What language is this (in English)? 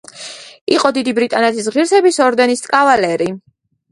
Georgian